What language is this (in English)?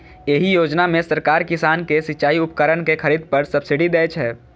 Maithili